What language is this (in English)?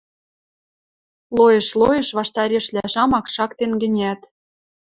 Western Mari